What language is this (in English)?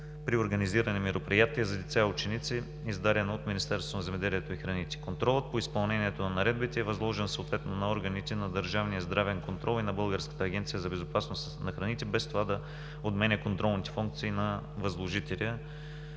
Bulgarian